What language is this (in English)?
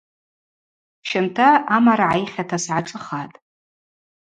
Abaza